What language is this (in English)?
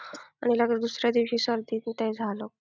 Marathi